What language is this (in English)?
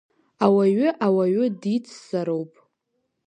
Abkhazian